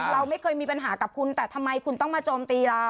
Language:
Thai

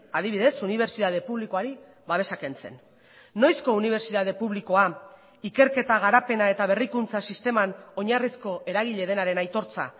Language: Basque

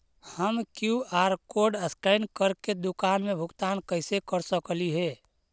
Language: Magahi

